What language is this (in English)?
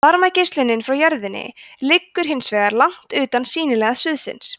Icelandic